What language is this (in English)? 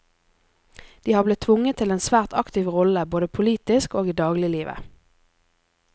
Norwegian